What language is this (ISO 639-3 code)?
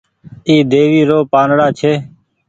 gig